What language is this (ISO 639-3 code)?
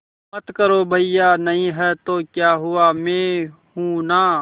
hin